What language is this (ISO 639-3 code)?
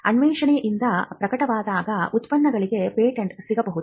kan